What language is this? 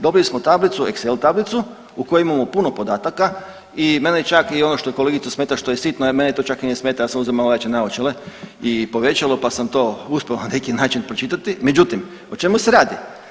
Croatian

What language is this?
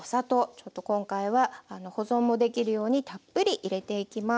Japanese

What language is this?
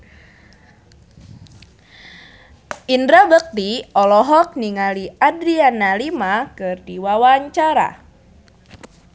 Sundanese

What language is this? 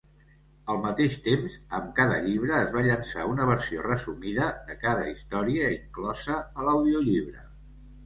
Catalan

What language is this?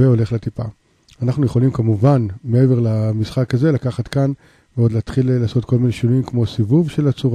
Hebrew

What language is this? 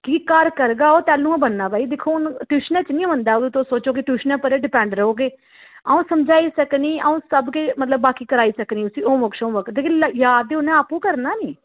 Dogri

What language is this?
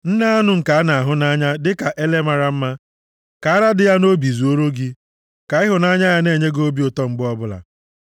Igbo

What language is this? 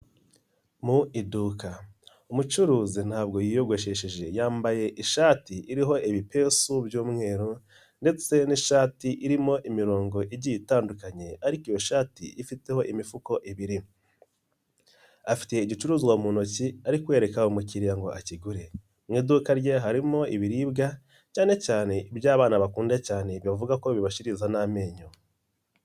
Kinyarwanda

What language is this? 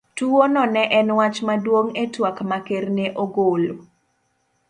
Luo (Kenya and Tanzania)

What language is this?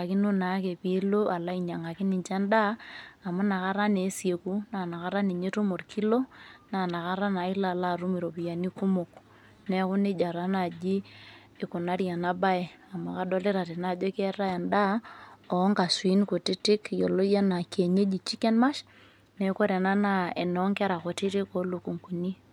Masai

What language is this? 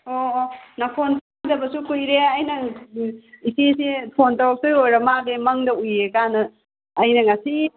Manipuri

